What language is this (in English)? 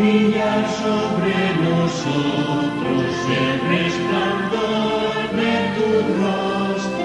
Greek